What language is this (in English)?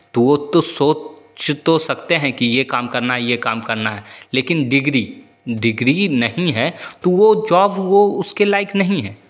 Hindi